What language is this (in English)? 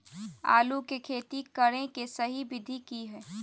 Magahi